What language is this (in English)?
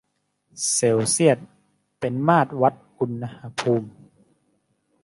Thai